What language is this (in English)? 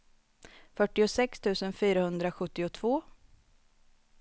Swedish